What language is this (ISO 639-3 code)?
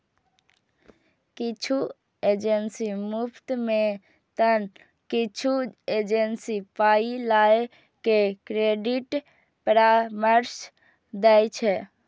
mai